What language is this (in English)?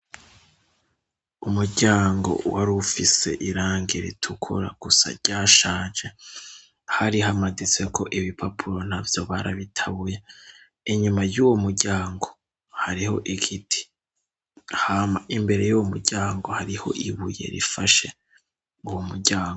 Rundi